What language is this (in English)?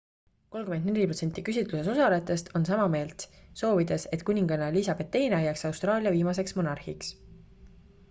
Estonian